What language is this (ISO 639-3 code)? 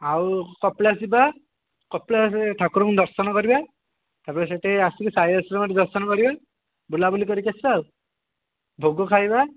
ori